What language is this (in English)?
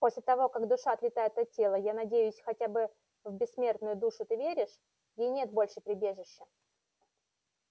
Russian